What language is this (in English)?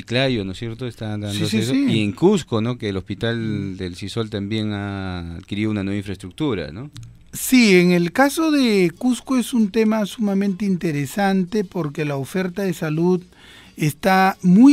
Spanish